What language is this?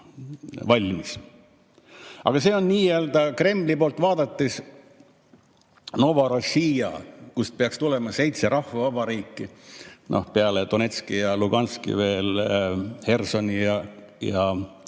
Estonian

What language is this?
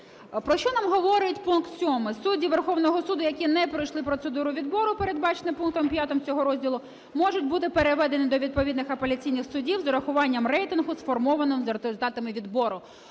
Ukrainian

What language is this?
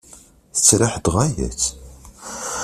Kabyle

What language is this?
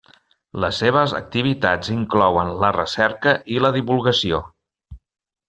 Catalan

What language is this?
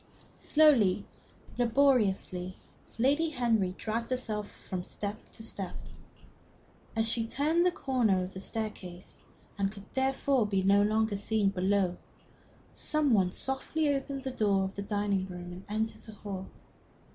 English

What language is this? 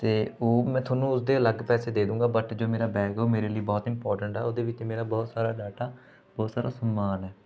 Punjabi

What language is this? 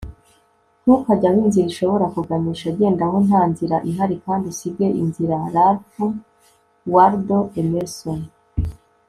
Kinyarwanda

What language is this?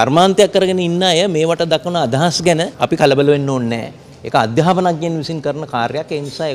Indonesian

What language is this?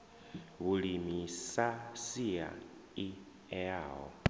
Venda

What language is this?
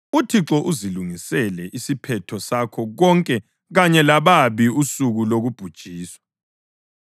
North Ndebele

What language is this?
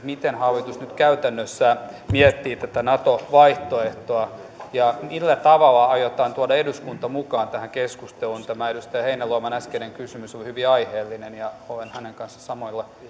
Finnish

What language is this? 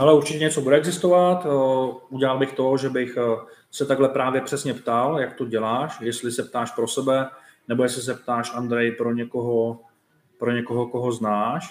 Czech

